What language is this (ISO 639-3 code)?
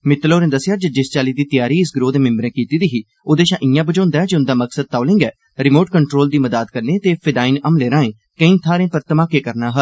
doi